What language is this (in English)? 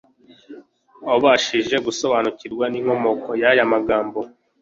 Kinyarwanda